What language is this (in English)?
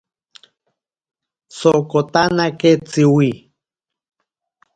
Ashéninka Perené